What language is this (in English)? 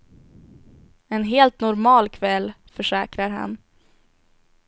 Swedish